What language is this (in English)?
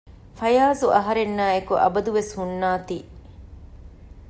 Divehi